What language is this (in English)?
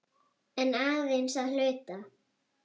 Icelandic